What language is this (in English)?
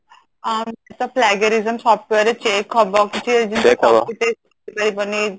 Odia